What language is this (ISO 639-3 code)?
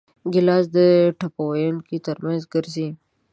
pus